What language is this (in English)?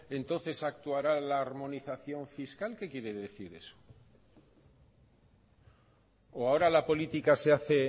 Spanish